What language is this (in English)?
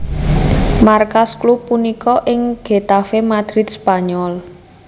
Javanese